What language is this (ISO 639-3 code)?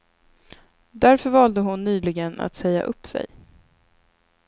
swe